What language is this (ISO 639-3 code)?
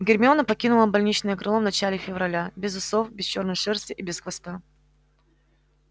rus